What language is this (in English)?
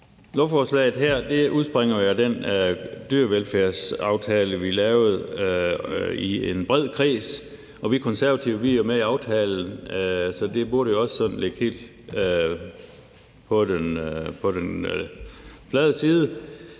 Danish